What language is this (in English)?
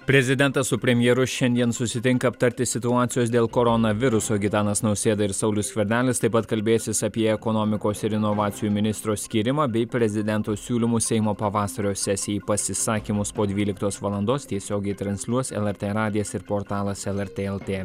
Lithuanian